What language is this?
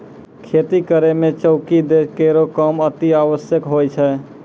Maithili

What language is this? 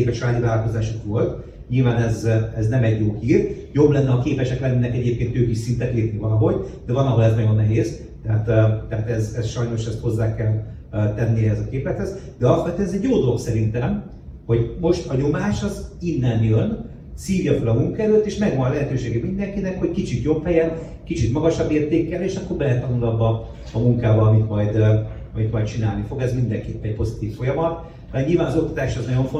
Hungarian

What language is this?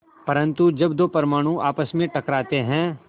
Hindi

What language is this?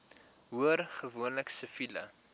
Afrikaans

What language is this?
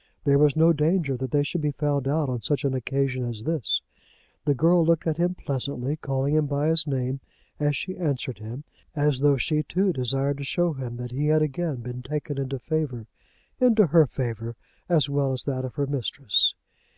English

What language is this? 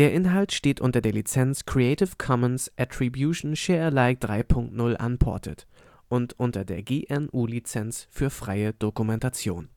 German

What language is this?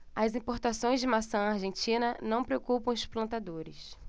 Portuguese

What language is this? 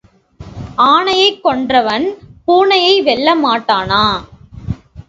Tamil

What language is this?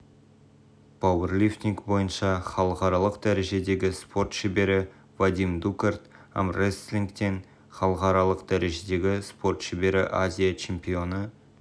Kazakh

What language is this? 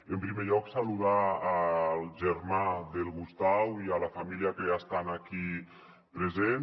Catalan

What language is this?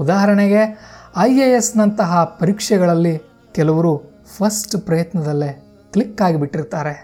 Kannada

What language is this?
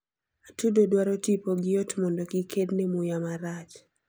Luo (Kenya and Tanzania)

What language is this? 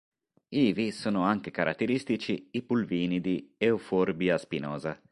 Italian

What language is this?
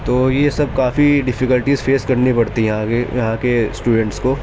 Urdu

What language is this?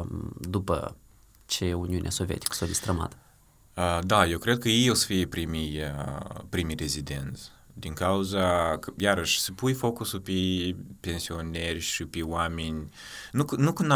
Romanian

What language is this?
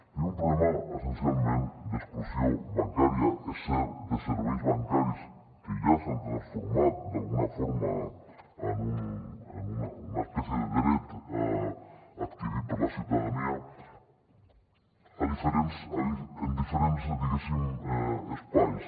Catalan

